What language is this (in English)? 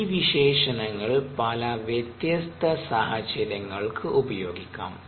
Malayalam